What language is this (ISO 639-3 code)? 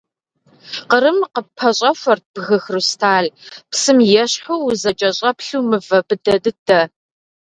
kbd